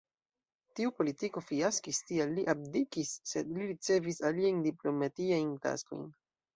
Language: Esperanto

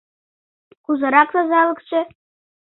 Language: Mari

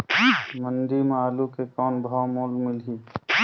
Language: Chhattisgarhi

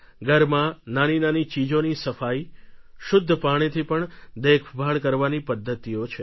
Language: Gujarati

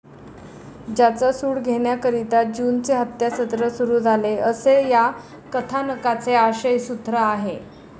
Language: Marathi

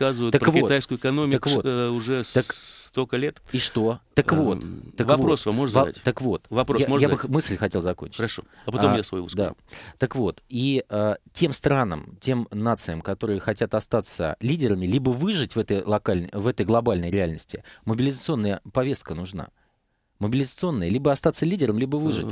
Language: Russian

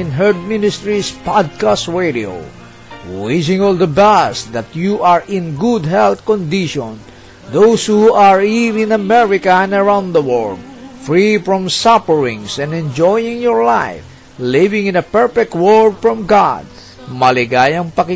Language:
Filipino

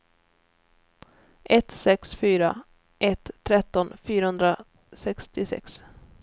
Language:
Swedish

